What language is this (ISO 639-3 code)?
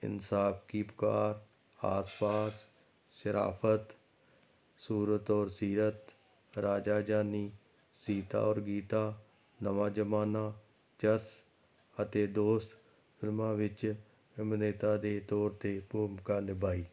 pan